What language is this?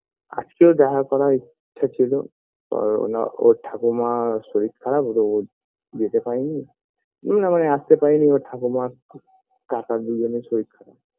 Bangla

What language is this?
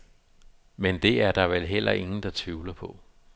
Danish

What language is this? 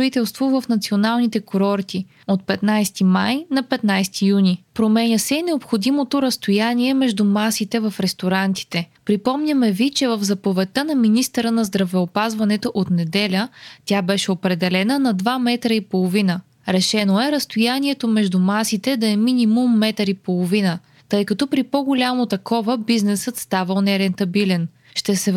Bulgarian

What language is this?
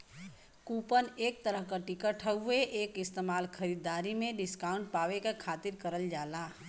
Bhojpuri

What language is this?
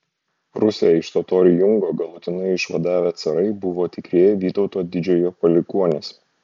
Lithuanian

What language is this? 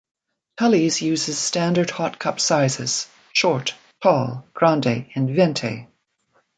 English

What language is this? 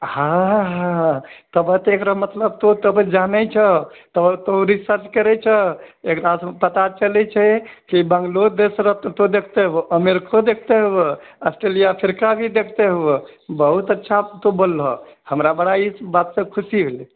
Maithili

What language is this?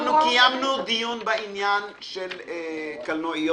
Hebrew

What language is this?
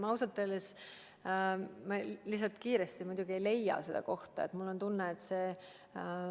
Estonian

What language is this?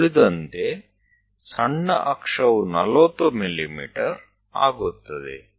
Gujarati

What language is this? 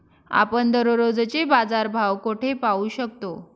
Marathi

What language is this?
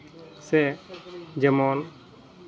Santali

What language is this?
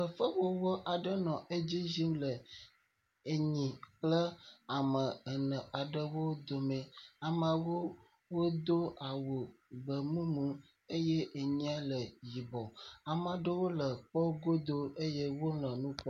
Ewe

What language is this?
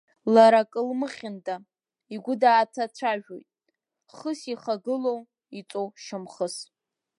Abkhazian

